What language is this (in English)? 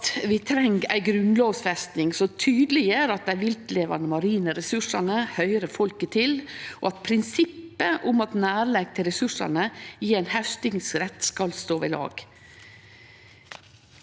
Norwegian